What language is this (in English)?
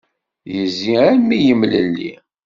Kabyle